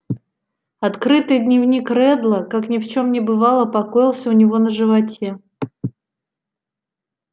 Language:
Russian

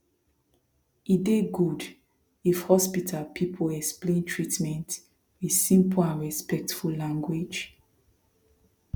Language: Nigerian Pidgin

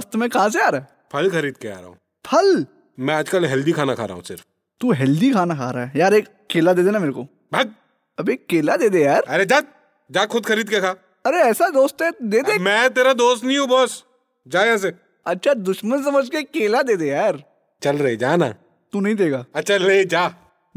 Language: Hindi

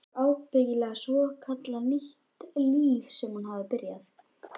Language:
Icelandic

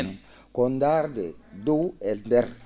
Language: Fula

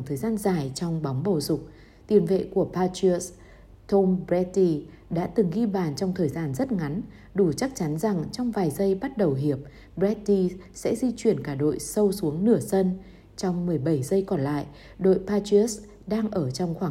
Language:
Vietnamese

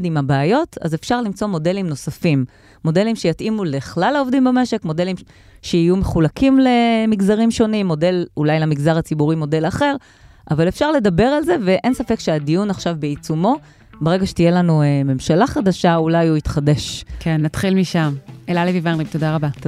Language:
Hebrew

